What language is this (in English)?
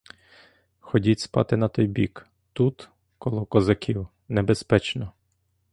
Ukrainian